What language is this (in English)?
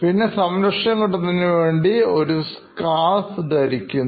Malayalam